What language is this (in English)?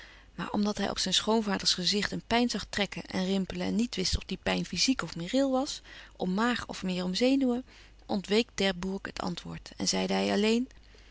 Dutch